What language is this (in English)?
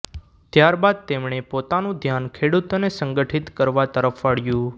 Gujarati